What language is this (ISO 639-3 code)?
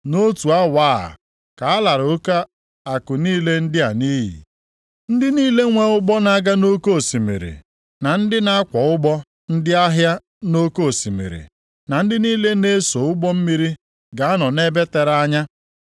ibo